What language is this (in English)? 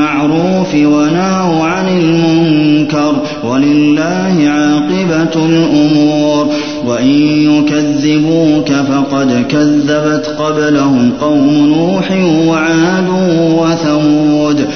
Arabic